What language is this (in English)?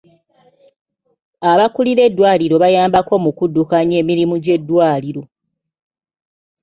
Ganda